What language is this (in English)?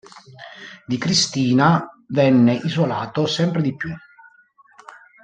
Italian